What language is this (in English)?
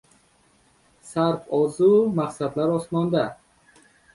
Uzbek